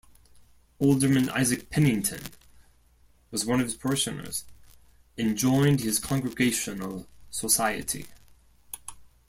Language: English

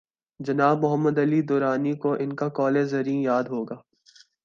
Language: Urdu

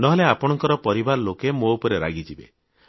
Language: Odia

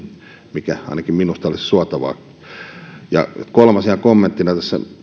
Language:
Finnish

